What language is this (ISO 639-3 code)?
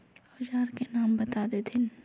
mag